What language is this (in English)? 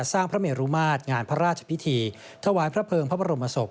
Thai